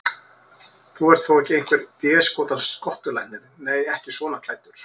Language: Icelandic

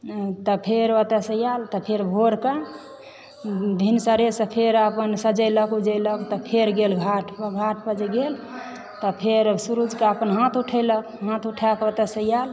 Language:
Maithili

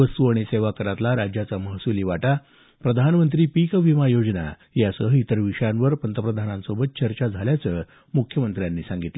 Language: Marathi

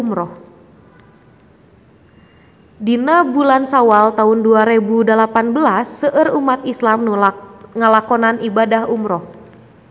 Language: Sundanese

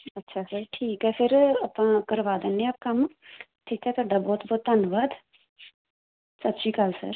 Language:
Punjabi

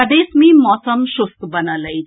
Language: Maithili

